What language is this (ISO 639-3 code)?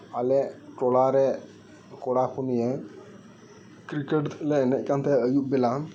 sat